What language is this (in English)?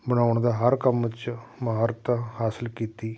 Punjabi